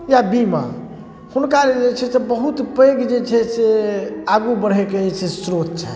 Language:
Maithili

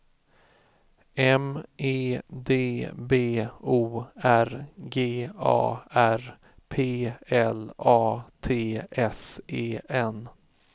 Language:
Swedish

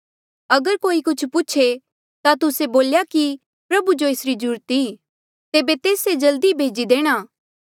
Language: Mandeali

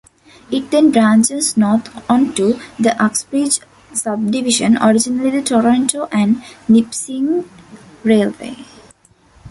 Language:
English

